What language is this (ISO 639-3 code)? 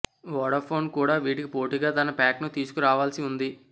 tel